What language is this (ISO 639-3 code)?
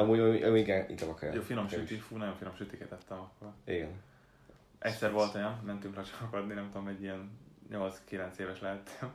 hun